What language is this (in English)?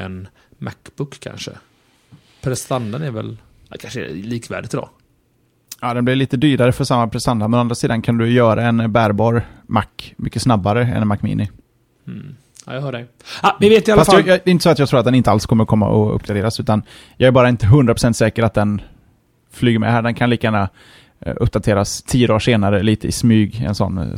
Swedish